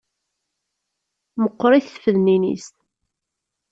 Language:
Kabyle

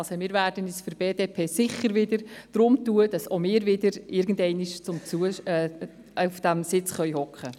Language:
Swiss German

